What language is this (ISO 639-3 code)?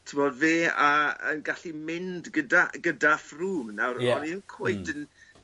cym